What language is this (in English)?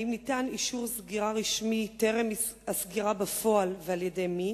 Hebrew